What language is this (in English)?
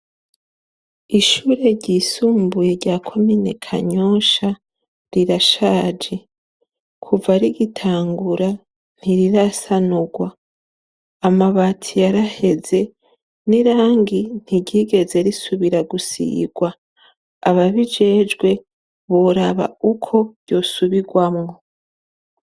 Rundi